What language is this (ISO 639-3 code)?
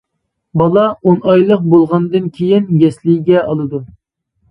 uig